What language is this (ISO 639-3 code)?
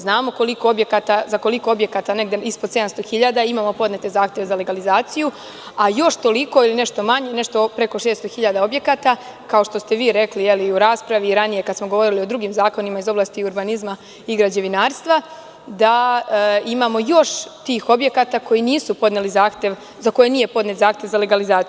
srp